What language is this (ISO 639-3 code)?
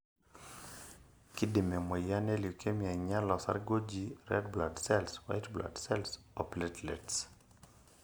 mas